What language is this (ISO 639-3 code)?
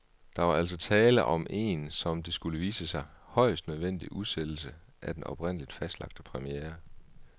dan